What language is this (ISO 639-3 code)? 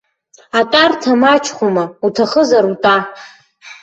abk